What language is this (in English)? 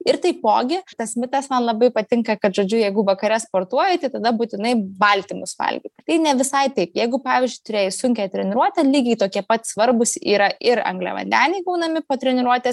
Lithuanian